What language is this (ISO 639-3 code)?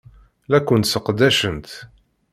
kab